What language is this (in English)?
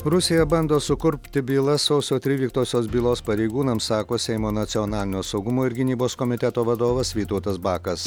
Lithuanian